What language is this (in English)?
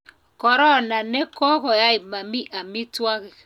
Kalenjin